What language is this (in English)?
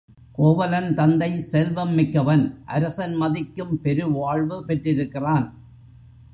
Tamil